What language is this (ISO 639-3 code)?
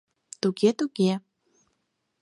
chm